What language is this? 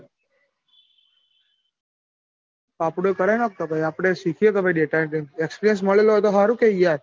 Gujarati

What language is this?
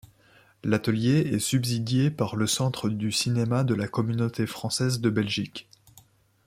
French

